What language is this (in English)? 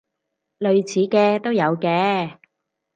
Cantonese